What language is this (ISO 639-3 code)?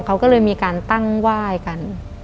tha